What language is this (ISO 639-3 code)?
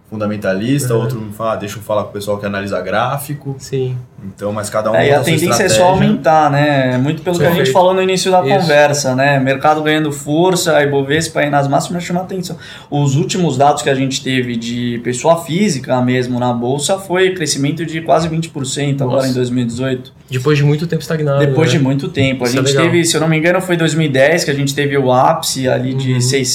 por